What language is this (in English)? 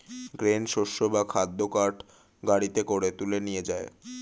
Bangla